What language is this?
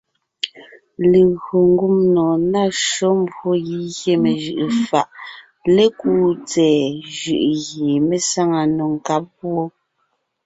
Ngiemboon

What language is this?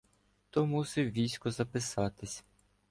Ukrainian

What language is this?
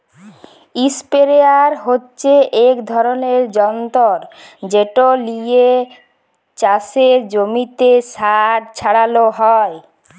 Bangla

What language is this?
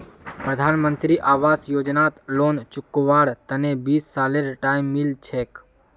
Magahi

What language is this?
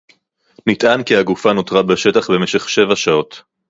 Hebrew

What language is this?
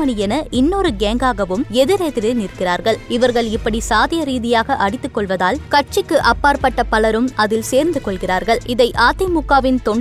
Tamil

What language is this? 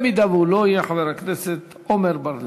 Hebrew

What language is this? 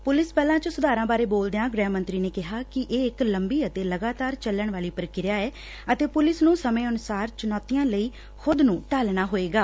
Punjabi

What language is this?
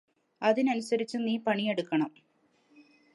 Malayalam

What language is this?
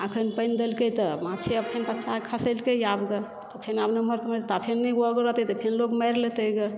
Maithili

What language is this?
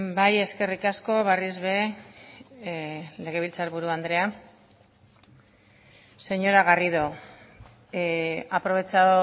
Basque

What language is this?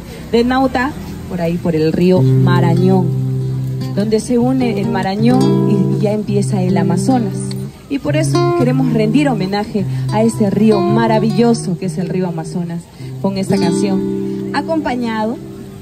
Spanish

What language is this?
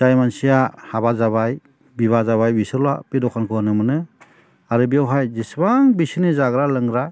Bodo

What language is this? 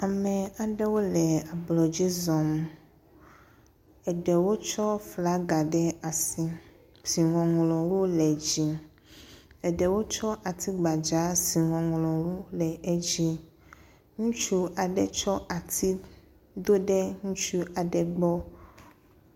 Ewe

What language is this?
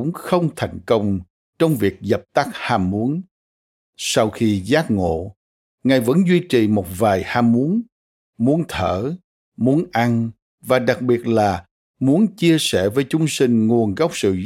Vietnamese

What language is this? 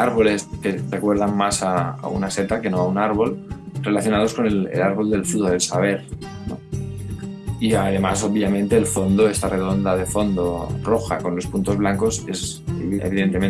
Spanish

